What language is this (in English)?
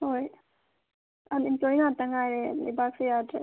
Manipuri